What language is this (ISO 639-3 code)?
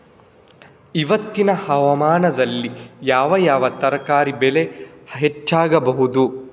kan